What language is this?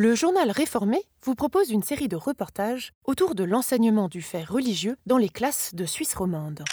French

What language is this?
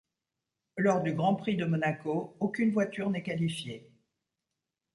French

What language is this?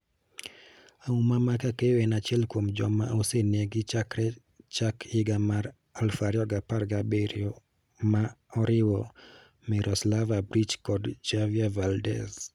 Luo (Kenya and Tanzania)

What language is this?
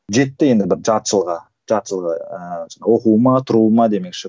Kazakh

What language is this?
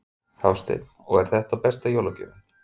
Icelandic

